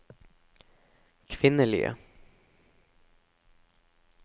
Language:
Norwegian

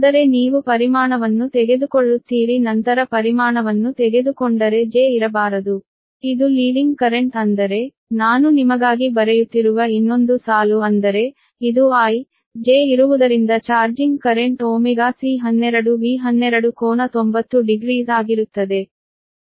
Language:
Kannada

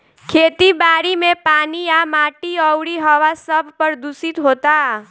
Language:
Bhojpuri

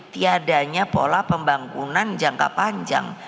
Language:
Indonesian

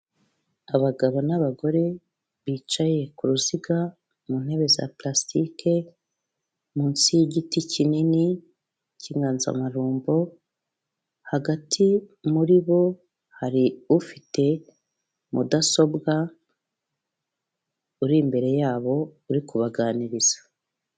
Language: Kinyarwanda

